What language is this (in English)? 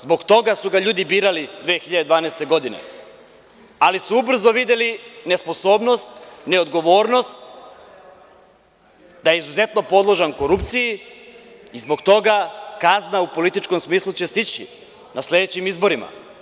Serbian